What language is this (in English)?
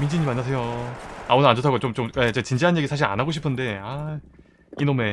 Korean